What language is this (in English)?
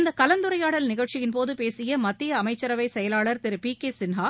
Tamil